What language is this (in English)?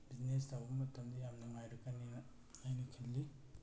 Manipuri